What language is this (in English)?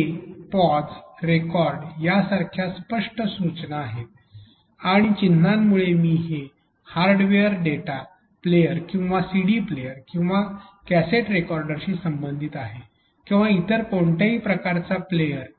Marathi